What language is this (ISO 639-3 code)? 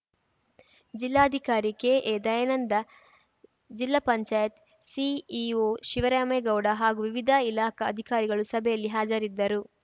kan